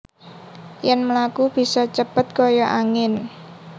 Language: Javanese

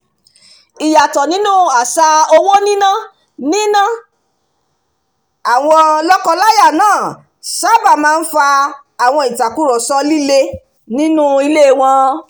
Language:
Yoruba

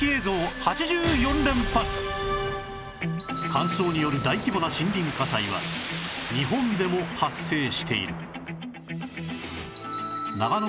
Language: Japanese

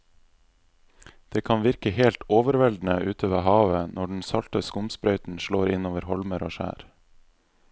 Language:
Norwegian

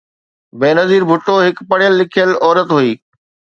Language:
Sindhi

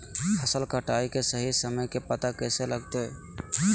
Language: Magahi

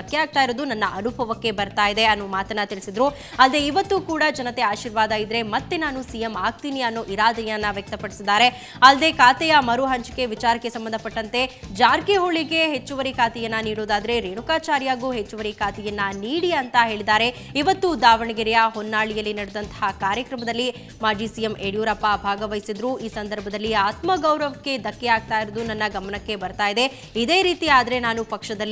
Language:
Thai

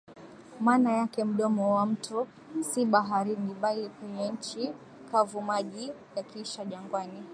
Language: Swahili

